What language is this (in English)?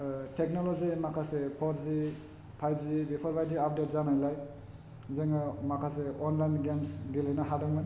Bodo